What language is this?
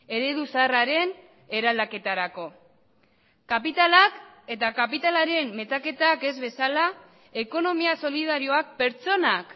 Basque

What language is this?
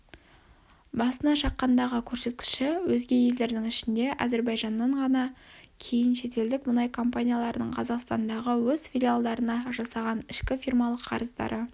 Kazakh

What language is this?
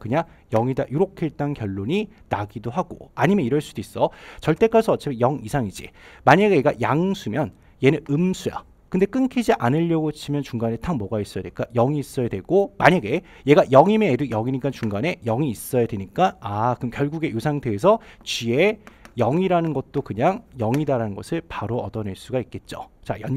Korean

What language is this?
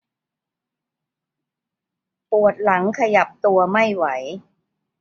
Thai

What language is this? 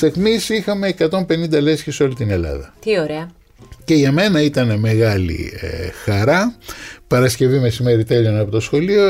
Greek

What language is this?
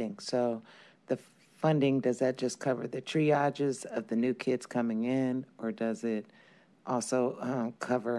English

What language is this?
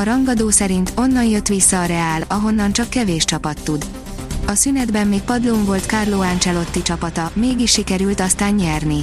Hungarian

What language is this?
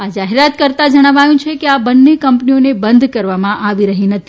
Gujarati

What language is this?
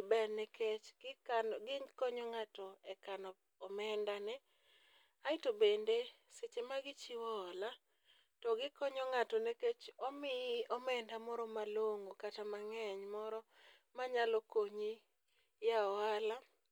Luo (Kenya and Tanzania)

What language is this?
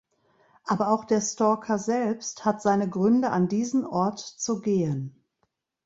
German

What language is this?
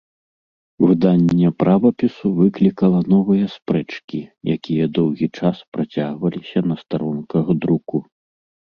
Belarusian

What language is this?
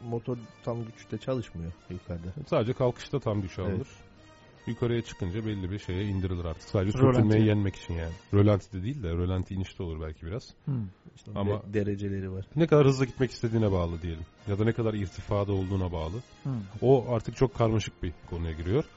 Turkish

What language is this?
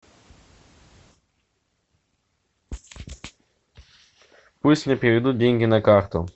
Russian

